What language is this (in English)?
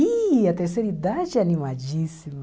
Portuguese